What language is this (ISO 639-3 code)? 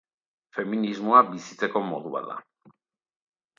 eus